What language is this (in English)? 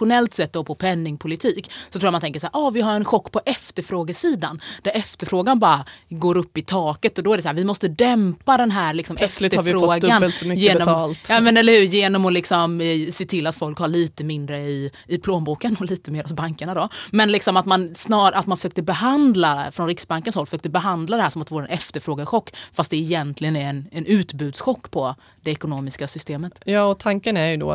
Swedish